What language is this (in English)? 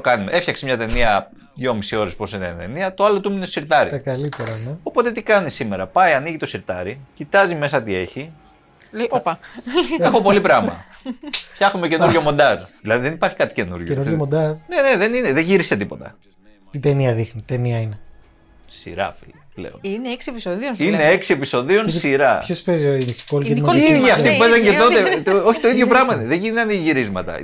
Greek